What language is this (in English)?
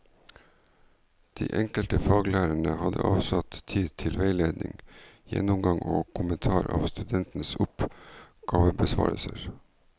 Norwegian